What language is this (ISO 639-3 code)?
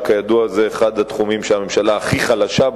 heb